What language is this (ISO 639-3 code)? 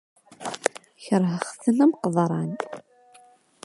kab